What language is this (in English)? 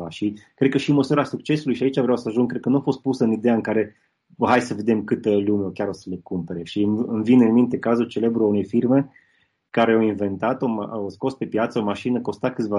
Romanian